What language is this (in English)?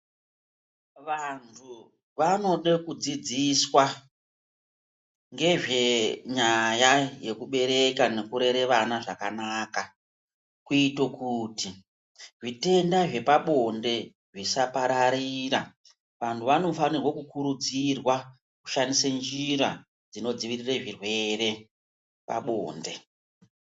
Ndau